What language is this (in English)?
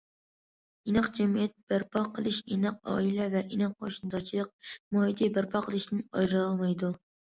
Uyghur